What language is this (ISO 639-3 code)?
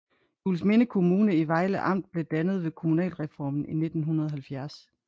dan